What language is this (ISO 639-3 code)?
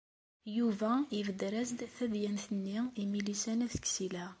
kab